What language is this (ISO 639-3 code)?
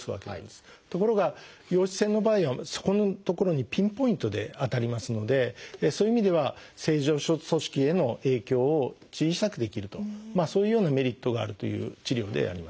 jpn